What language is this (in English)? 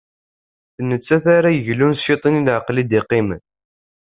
Kabyle